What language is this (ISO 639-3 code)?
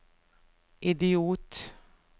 nor